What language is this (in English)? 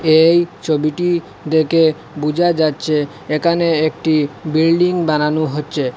Bangla